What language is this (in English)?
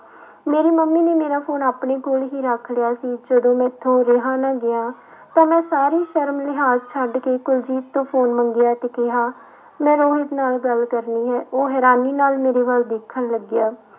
Punjabi